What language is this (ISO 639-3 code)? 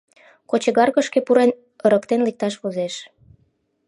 chm